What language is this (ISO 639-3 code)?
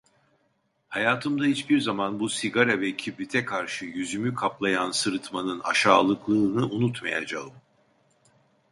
tur